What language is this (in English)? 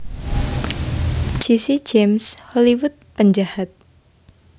Javanese